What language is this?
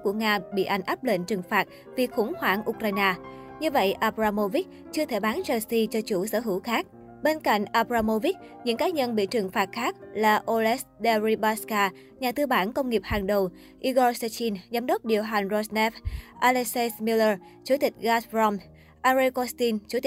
Vietnamese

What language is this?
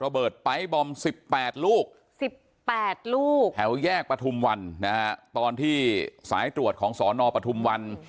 Thai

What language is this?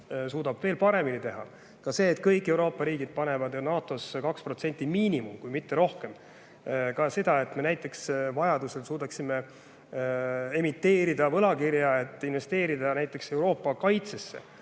Estonian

